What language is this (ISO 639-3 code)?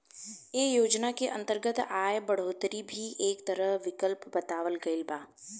bho